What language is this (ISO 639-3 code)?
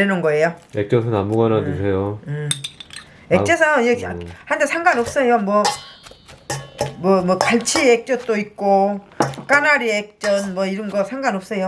kor